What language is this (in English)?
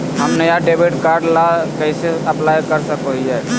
Magahi